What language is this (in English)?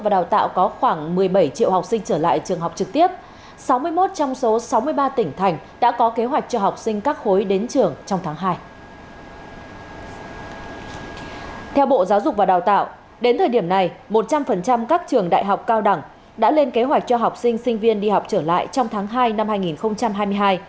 Vietnamese